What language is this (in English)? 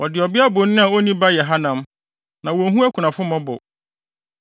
Akan